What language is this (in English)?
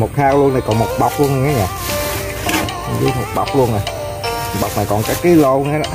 Vietnamese